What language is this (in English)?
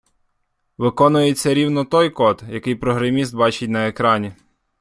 Ukrainian